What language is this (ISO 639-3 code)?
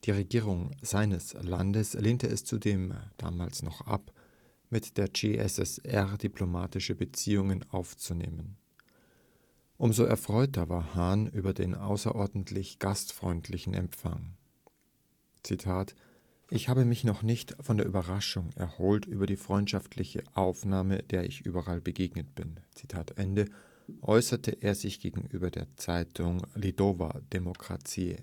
deu